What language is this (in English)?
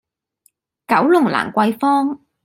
Cantonese